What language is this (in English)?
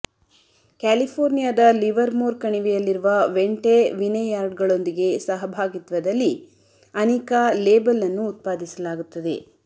Kannada